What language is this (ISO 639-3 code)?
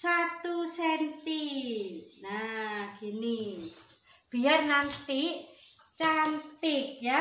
ind